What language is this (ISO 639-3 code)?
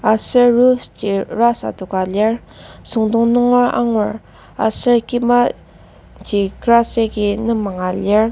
njo